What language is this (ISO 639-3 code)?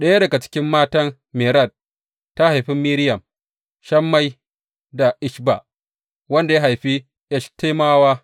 hau